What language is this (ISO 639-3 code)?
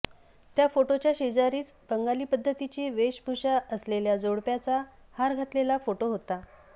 mar